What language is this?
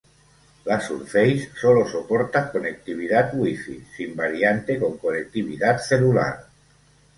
Spanish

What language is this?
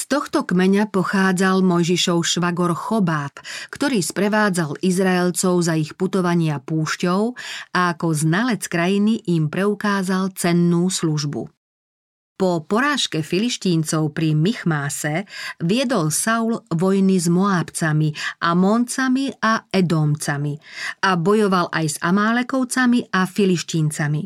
Slovak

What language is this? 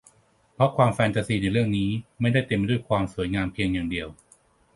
Thai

